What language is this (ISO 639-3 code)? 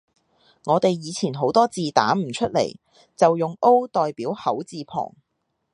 yue